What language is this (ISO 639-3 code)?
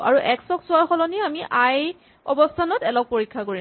asm